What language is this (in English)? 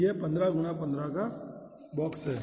Hindi